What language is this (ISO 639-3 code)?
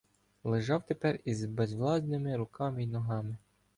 ukr